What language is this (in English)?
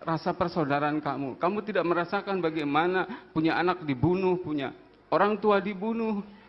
Indonesian